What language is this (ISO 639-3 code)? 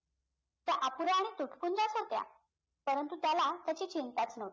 mar